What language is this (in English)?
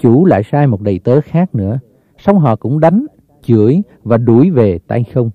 Vietnamese